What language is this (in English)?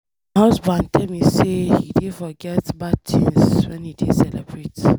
Nigerian Pidgin